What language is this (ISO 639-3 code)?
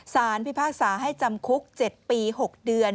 tha